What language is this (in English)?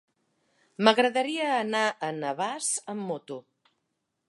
Catalan